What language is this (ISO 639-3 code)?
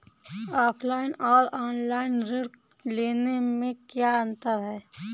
hin